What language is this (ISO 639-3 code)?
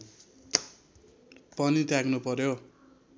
nep